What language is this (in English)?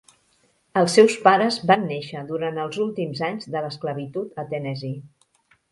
Catalan